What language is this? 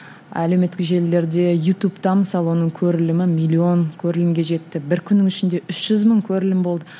Kazakh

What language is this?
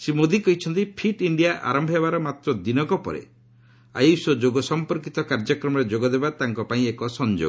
Odia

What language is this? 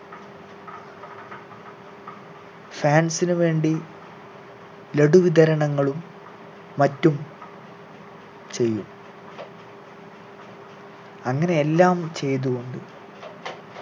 Malayalam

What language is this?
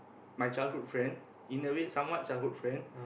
English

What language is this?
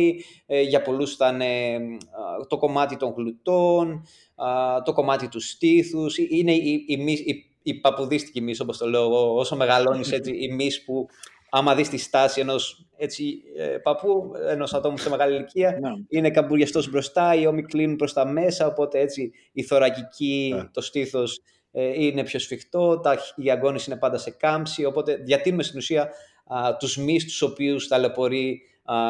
Greek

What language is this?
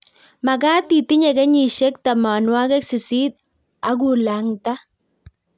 Kalenjin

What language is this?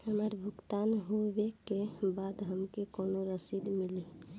Bhojpuri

